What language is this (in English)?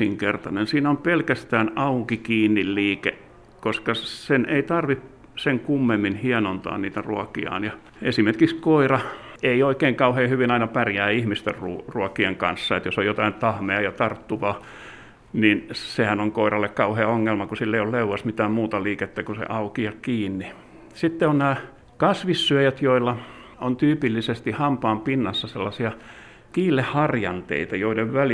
Finnish